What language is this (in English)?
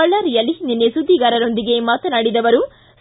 Kannada